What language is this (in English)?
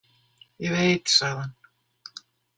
Icelandic